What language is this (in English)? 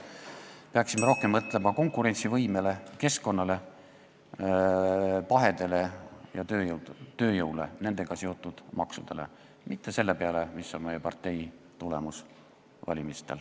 Estonian